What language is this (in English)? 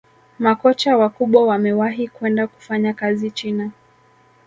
Swahili